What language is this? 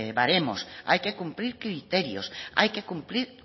Spanish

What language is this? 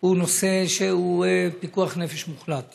Hebrew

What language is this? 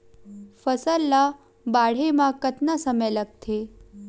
Chhattisgarhi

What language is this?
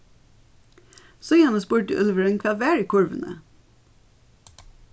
Faroese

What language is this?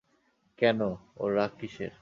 Bangla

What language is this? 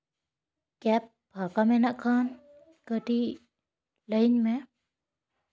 Santali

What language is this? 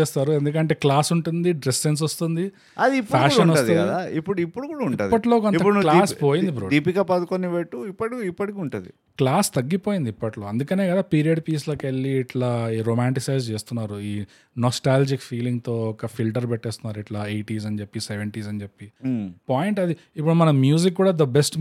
Telugu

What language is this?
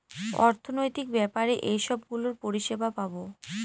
Bangla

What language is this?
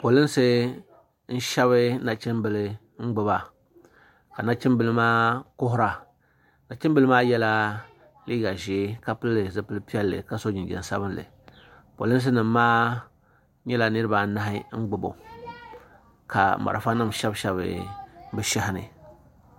Dagbani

